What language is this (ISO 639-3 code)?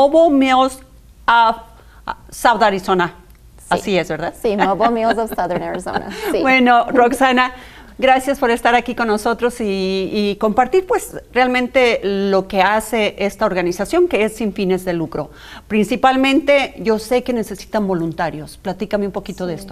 spa